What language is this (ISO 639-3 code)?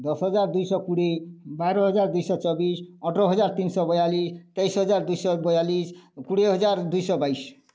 ori